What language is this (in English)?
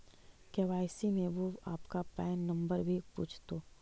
Magahi